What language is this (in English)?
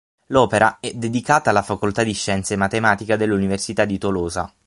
Italian